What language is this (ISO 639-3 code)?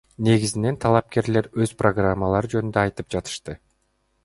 kir